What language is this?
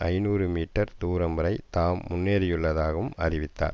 Tamil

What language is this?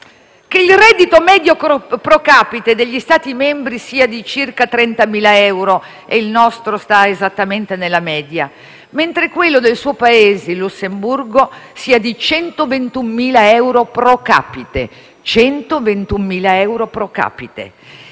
Italian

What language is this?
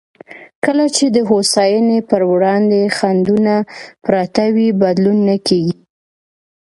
Pashto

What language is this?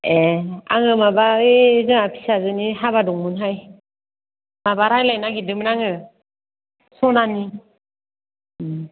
Bodo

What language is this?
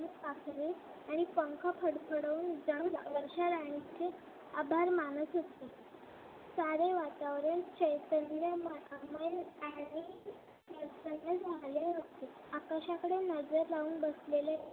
Marathi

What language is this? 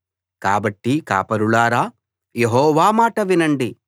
Telugu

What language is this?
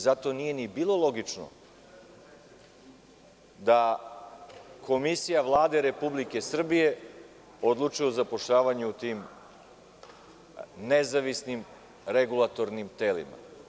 Serbian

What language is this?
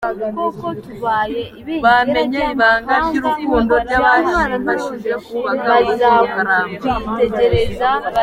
Kinyarwanda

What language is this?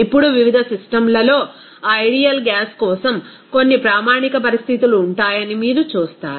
Telugu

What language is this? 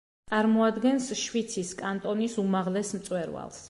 Georgian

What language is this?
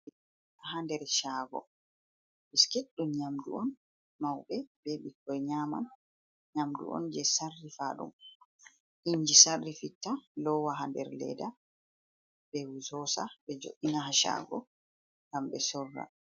Fula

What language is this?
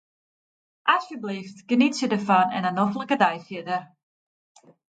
Western Frisian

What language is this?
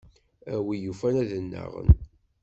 Kabyle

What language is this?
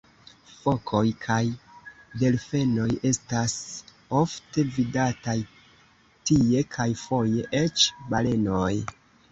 Esperanto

